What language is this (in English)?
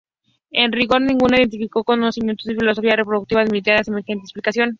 Spanish